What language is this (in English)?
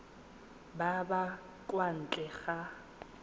Tswana